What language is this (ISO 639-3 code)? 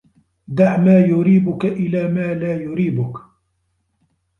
ara